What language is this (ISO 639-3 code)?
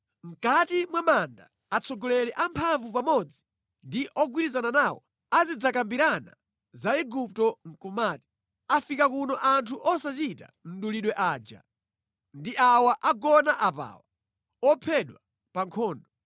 nya